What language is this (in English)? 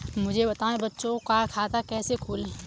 Hindi